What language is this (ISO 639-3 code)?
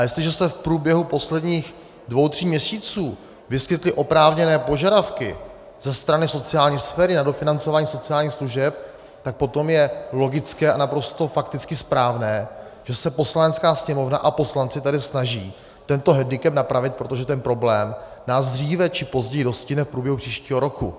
ces